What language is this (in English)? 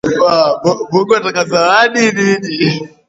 Swahili